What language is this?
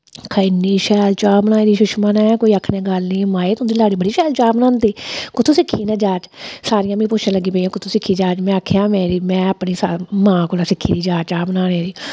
Dogri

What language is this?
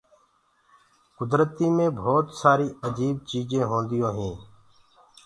Gurgula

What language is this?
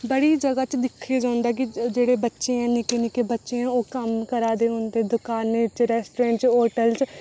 Dogri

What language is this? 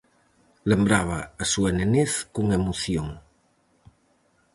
Galician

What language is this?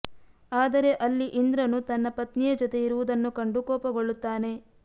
Kannada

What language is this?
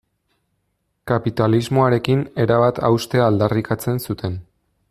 Basque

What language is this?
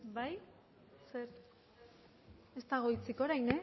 Basque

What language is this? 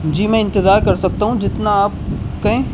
Urdu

